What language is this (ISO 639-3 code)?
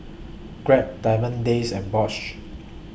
eng